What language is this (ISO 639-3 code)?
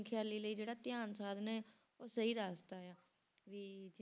pan